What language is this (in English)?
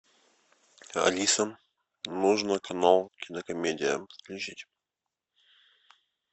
Russian